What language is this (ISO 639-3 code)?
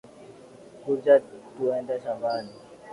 swa